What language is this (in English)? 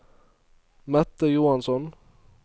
Norwegian